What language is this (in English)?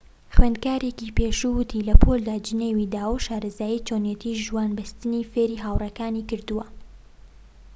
Central Kurdish